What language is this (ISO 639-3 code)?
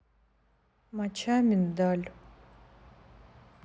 rus